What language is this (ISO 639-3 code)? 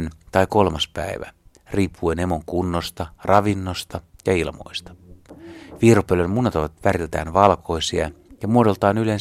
fin